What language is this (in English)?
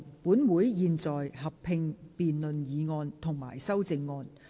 Cantonese